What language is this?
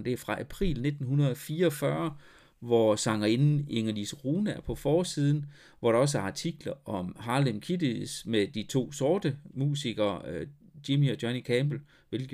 Danish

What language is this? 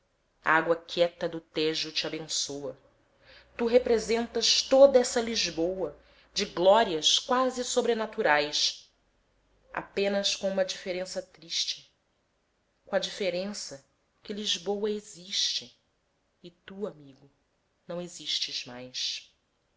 Portuguese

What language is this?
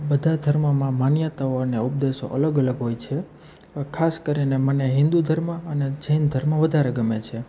Gujarati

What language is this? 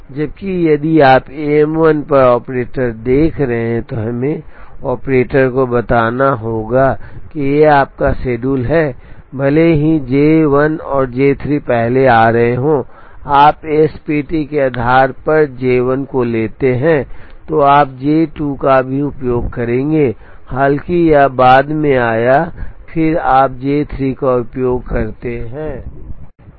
Hindi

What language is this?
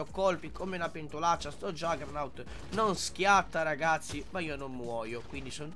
Italian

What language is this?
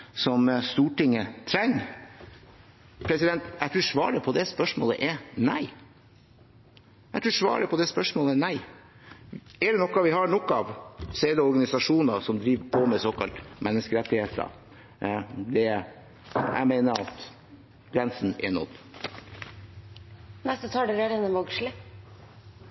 Norwegian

